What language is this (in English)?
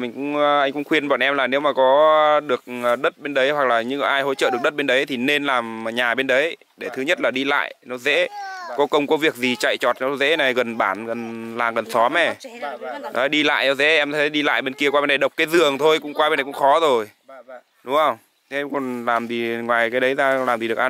Vietnamese